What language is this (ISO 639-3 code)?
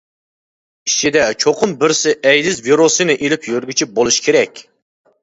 uig